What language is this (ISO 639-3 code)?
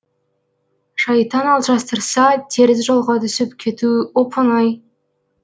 kaz